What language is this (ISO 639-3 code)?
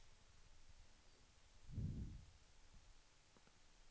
swe